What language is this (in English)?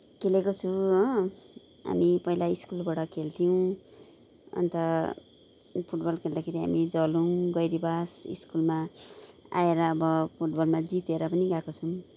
Nepali